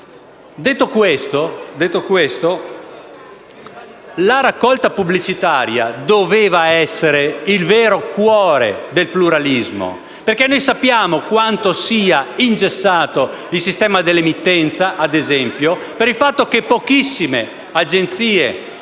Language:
Italian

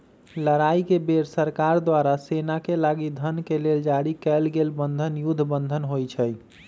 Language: Magahi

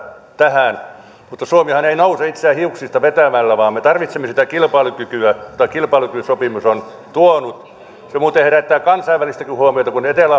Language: Finnish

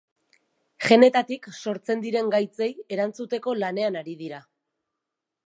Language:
Basque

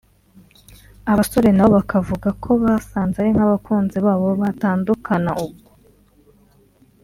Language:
Kinyarwanda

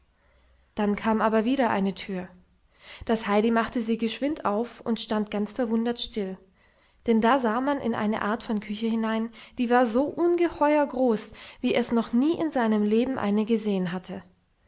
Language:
German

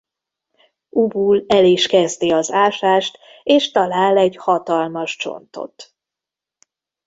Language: Hungarian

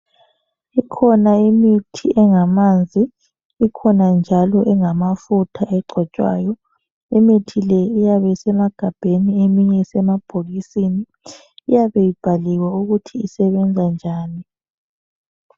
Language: North Ndebele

